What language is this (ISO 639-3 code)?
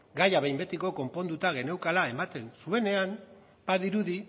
eus